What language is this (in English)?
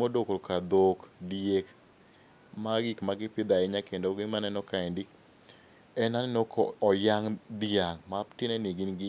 Luo (Kenya and Tanzania)